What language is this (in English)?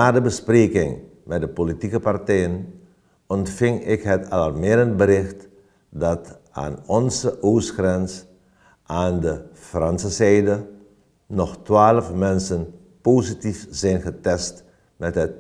Dutch